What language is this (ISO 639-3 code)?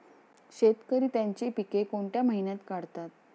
mar